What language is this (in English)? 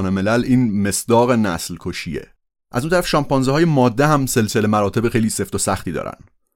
Persian